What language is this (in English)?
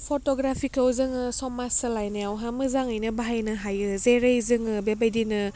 Bodo